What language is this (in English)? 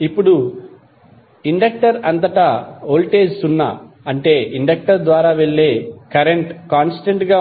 Telugu